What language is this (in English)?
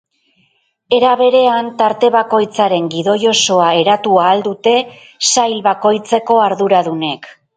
Basque